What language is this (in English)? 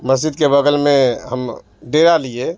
Urdu